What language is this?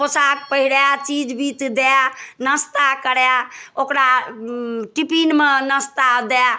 Maithili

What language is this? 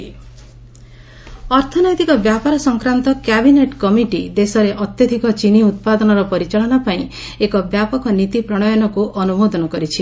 Odia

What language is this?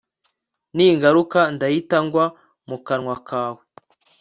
Kinyarwanda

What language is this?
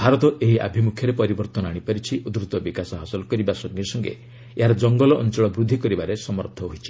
Odia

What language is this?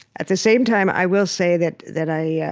English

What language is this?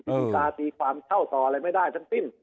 Thai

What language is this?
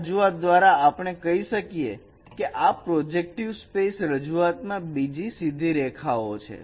Gujarati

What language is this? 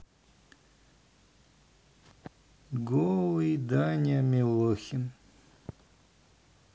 Russian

